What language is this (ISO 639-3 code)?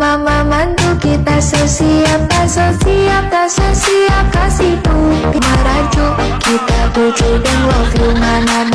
ind